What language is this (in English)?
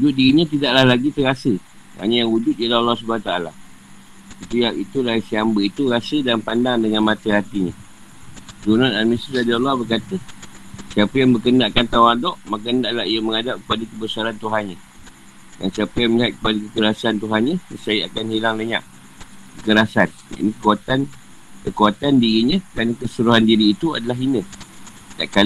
Malay